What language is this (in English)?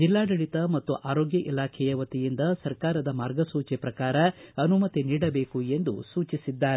Kannada